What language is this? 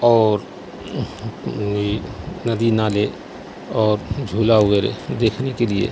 Urdu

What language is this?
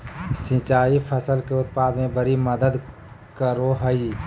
Magahi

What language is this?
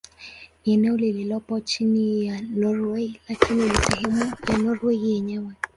Swahili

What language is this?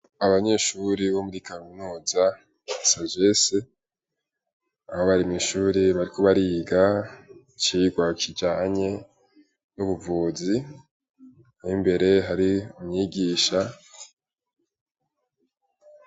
Rundi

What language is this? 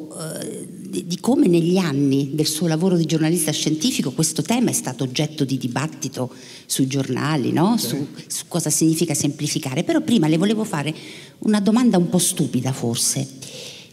Italian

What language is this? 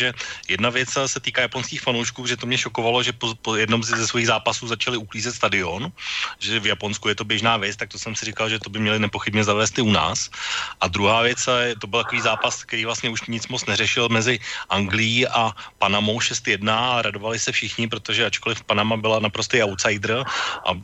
Czech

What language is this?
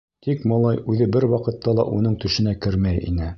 Bashkir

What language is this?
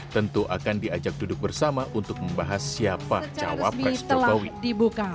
Indonesian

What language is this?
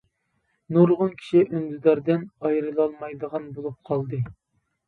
Uyghur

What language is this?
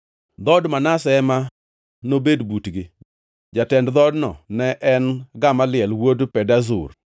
Luo (Kenya and Tanzania)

